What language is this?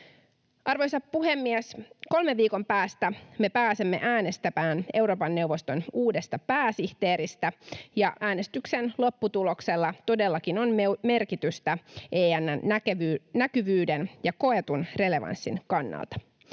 Finnish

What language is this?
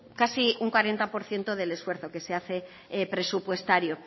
Spanish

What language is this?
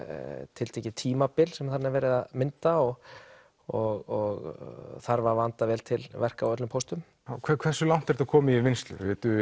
Icelandic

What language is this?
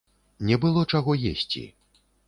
Belarusian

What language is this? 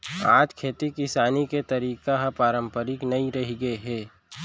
Chhattisgarhi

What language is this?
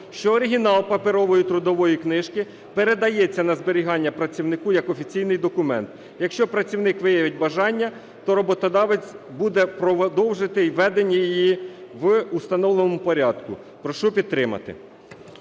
Ukrainian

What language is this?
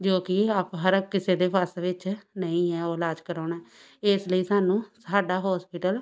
Punjabi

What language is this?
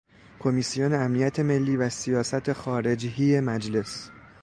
Persian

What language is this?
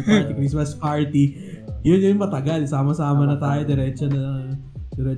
Filipino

